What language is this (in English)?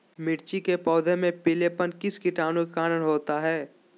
Magahi